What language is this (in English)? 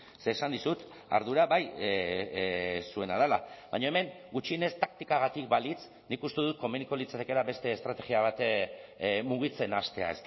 Basque